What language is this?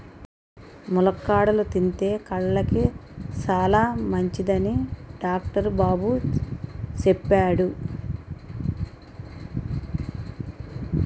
Telugu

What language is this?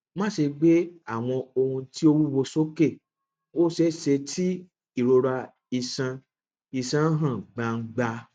Yoruba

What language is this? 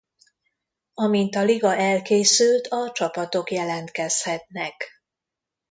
Hungarian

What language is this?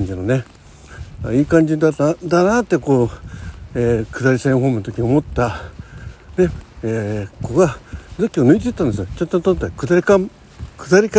Japanese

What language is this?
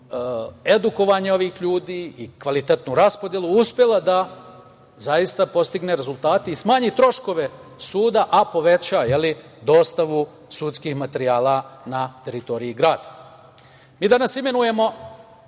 Serbian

